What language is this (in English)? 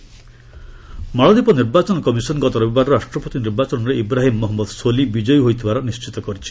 Odia